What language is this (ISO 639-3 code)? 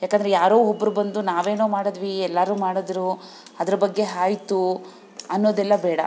kan